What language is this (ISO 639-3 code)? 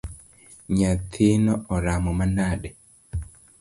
luo